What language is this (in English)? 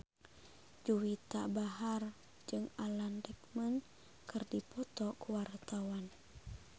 Sundanese